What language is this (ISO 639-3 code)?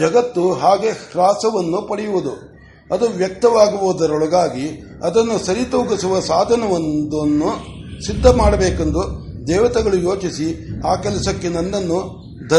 kan